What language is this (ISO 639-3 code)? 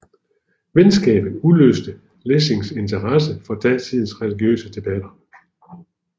dan